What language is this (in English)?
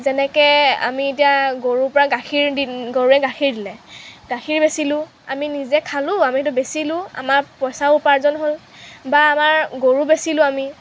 Assamese